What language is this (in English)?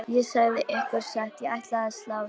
Icelandic